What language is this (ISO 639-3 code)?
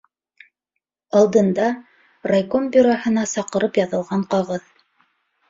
bak